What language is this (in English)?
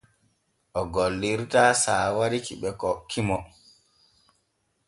Borgu Fulfulde